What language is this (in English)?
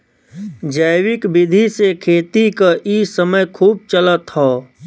Bhojpuri